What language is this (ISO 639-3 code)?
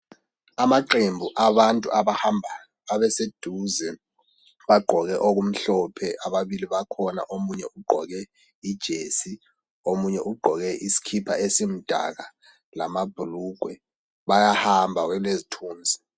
nde